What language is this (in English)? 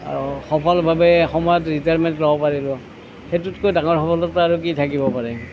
Assamese